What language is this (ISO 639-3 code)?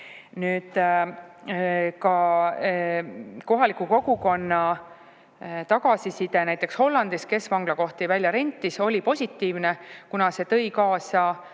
est